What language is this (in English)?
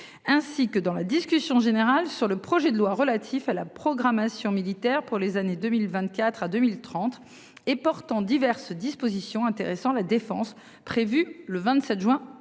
French